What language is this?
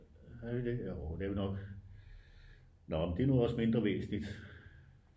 Danish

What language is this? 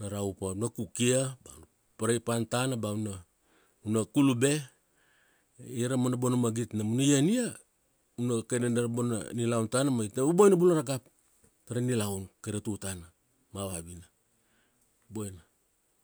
Kuanua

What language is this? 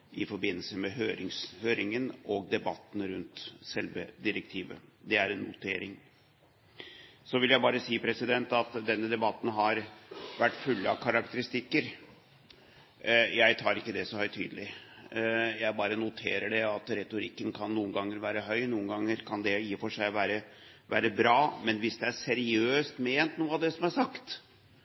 Norwegian Bokmål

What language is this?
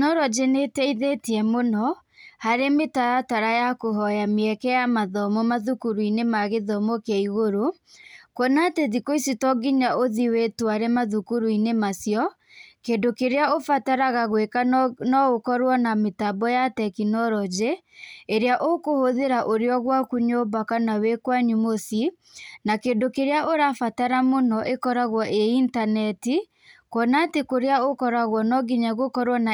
Kikuyu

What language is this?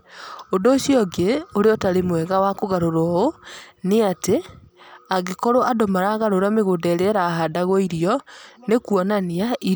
Kikuyu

